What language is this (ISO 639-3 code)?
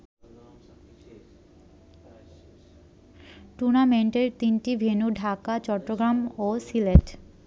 ben